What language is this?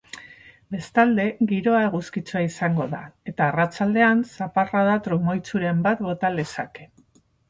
Basque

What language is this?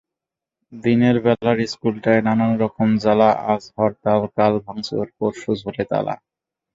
Bangla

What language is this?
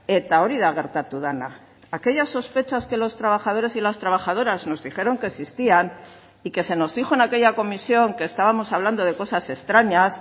Spanish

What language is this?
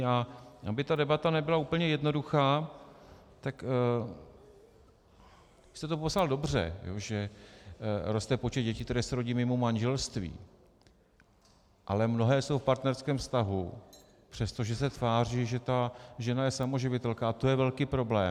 Czech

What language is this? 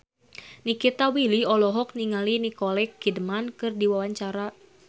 Sundanese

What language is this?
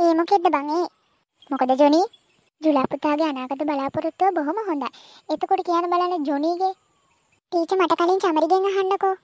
Hindi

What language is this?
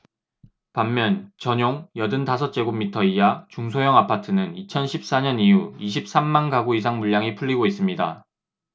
Korean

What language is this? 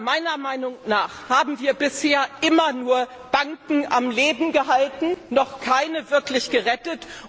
German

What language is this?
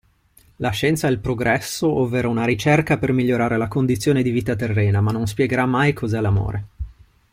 Italian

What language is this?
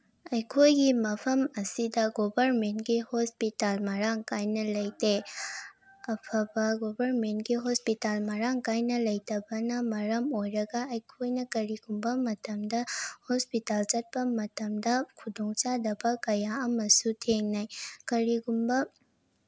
Manipuri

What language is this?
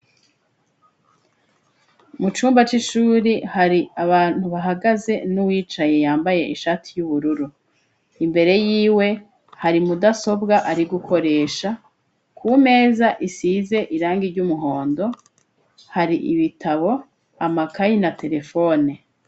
Rundi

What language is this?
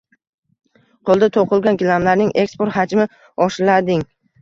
Uzbek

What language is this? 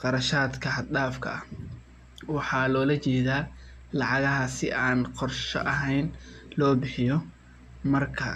Somali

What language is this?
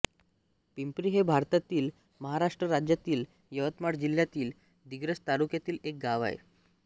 Marathi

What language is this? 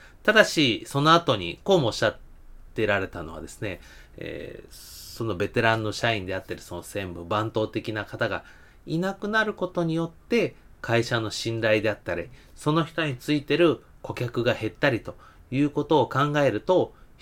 Japanese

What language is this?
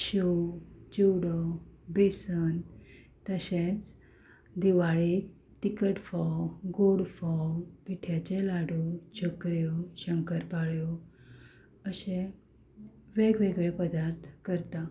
Konkani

